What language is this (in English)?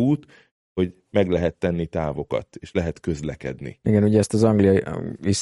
Hungarian